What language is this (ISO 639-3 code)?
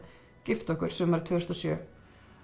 isl